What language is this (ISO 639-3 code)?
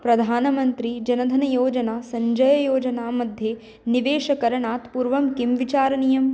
san